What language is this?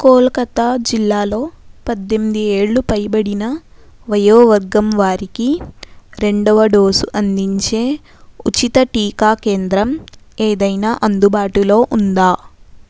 Telugu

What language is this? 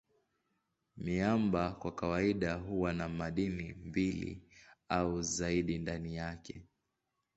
Swahili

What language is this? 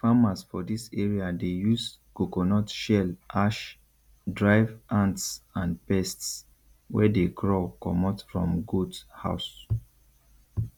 Nigerian Pidgin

